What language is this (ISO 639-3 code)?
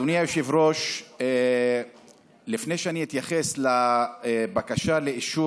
heb